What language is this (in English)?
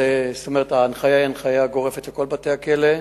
Hebrew